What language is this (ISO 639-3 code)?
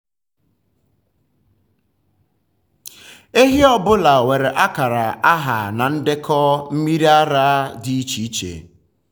ibo